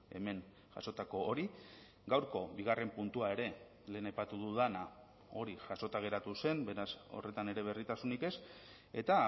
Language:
Basque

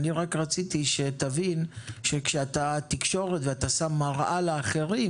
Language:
Hebrew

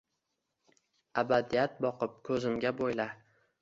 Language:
Uzbek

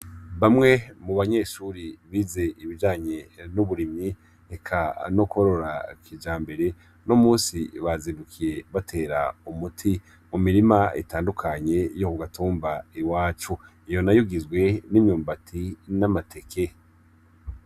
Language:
Rundi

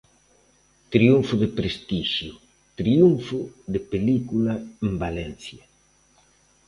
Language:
Galician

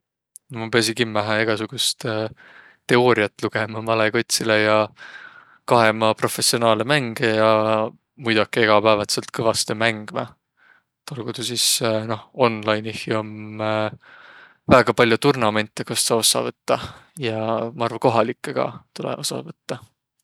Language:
Võro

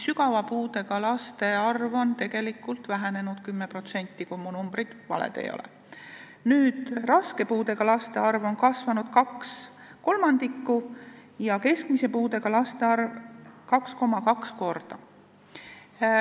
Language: Estonian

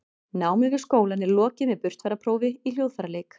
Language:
Icelandic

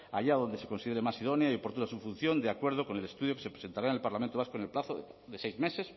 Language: Spanish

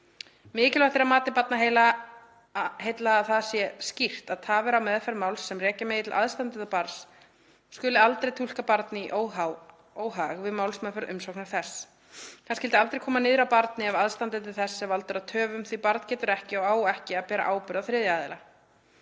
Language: Icelandic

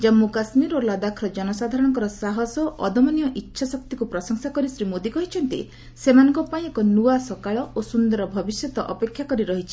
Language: Odia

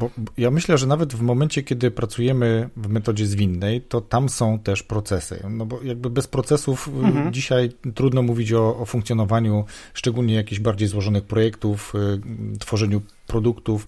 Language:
Polish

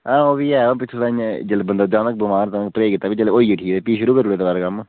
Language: Dogri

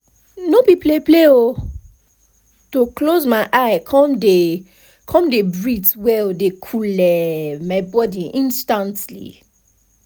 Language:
Nigerian Pidgin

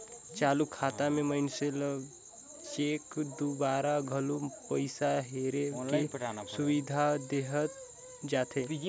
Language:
Chhattisgarhi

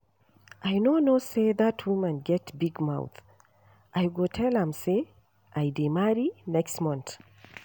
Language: Nigerian Pidgin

